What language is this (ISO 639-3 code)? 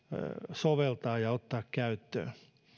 fin